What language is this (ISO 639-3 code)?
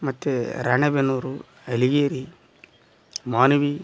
kan